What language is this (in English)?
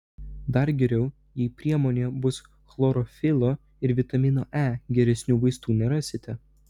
Lithuanian